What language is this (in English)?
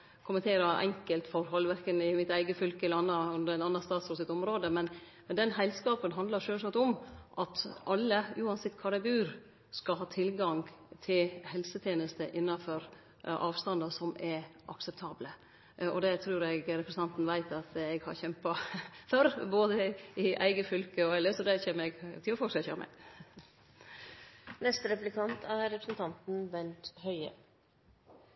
Norwegian Nynorsk